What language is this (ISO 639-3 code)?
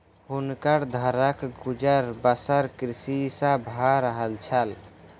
mai